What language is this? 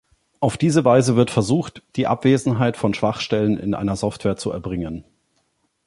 German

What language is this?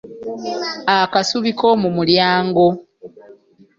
Ganda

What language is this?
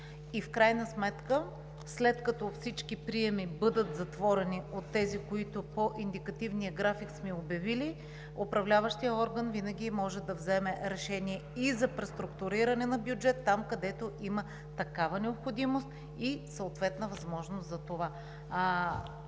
Bulgarian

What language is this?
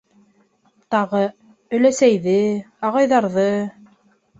Bashkir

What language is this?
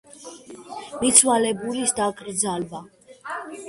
Georgian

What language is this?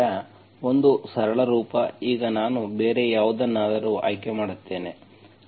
Kannada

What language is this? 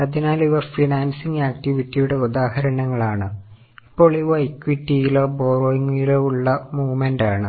Malayalam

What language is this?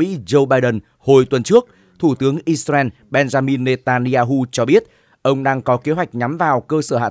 Vietnamese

